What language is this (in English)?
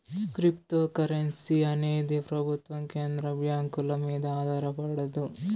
Telugu